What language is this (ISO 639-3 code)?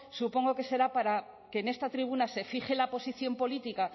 spa